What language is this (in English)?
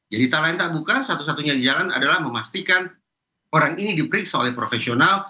Indonesian